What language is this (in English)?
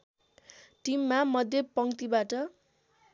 Nepali